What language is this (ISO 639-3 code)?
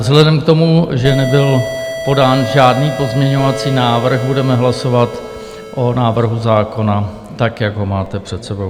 ces